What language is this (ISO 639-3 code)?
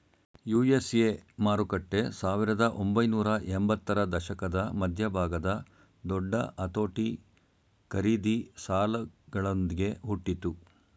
kan